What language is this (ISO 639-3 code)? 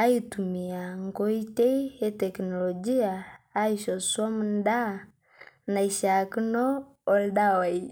mas